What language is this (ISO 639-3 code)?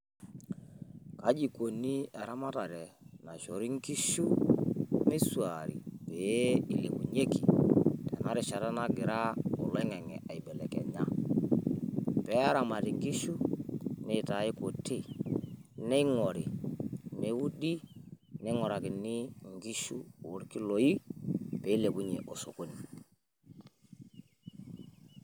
mas